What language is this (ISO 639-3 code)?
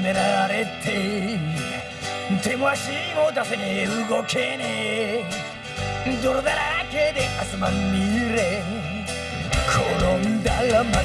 jpn